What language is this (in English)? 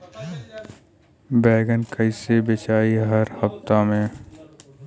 Bhojpuri